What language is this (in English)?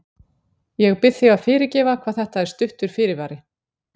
Icelandic